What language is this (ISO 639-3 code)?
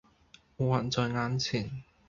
yue